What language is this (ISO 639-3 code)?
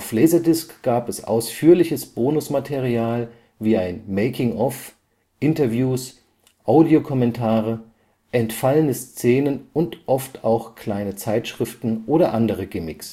deu